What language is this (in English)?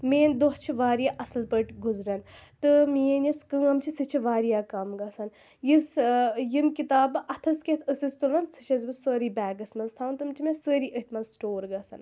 Kashmiri